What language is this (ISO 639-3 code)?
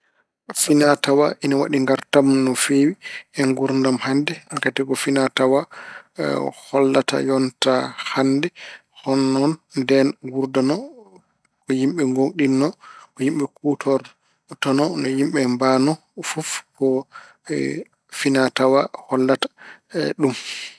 ful